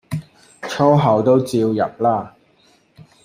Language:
Cantonese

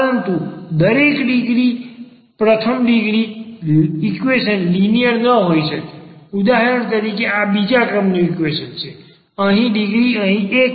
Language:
Gujarati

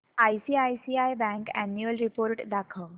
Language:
Marathi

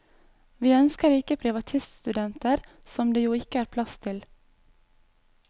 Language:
Norwegian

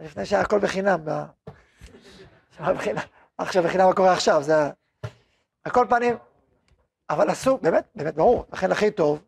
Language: Hebrew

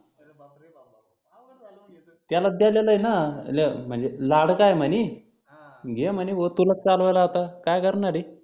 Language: Marathi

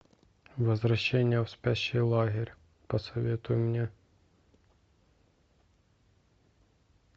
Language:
Russian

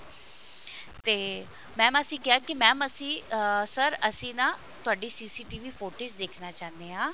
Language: Punjabi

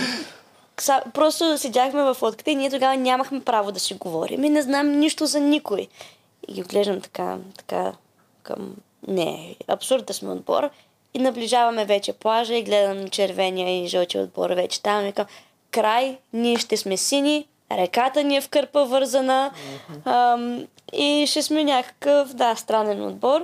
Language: Bulgarian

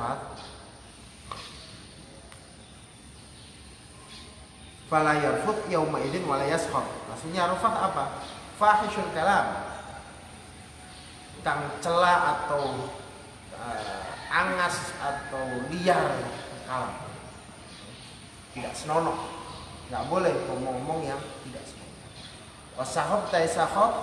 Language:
Indonesian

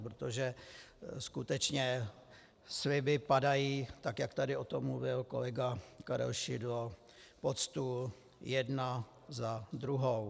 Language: Czech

